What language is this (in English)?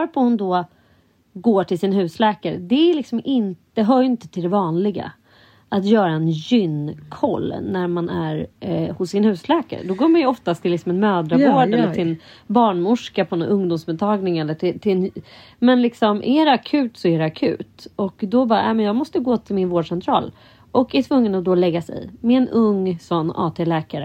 Swedish